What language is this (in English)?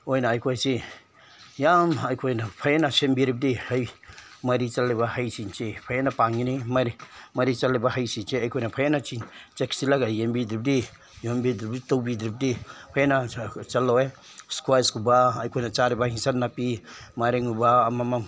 Manipuri